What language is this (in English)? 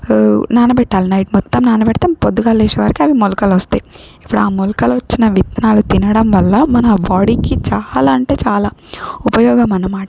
Telugu